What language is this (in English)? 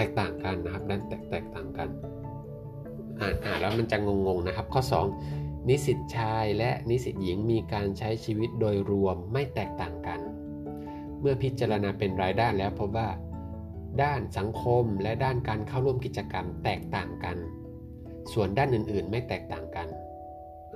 Thai